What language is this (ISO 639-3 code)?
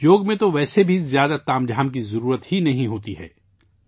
urd